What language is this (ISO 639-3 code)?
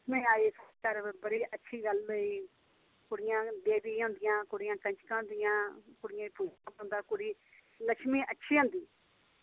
doi